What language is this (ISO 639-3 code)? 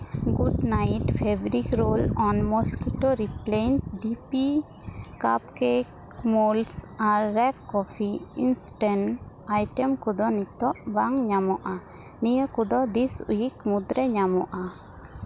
sat